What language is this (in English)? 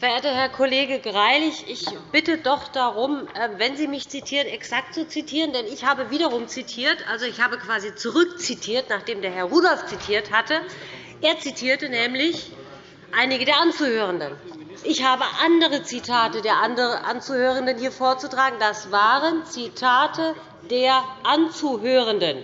German